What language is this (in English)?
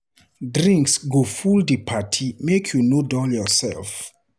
Nigerian Pidgin